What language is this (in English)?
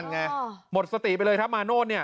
Thai